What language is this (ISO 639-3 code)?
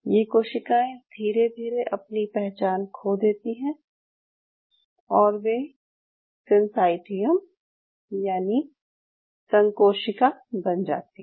hin